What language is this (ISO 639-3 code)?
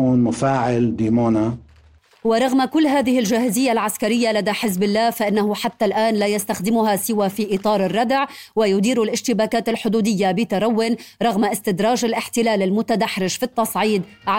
ara